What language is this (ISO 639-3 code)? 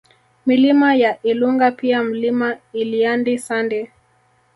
swa